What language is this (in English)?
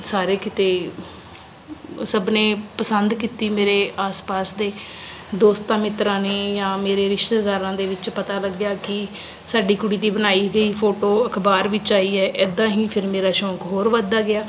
Punjabi